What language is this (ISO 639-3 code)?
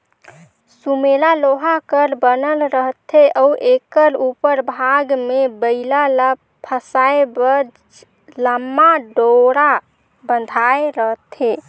hne